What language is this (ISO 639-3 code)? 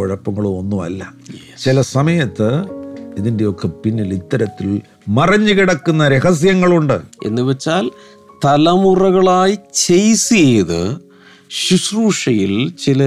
mal